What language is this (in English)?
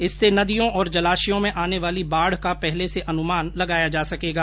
Hindi